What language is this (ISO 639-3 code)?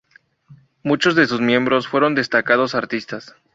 spa